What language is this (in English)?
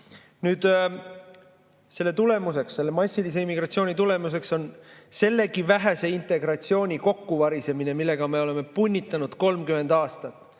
Estonian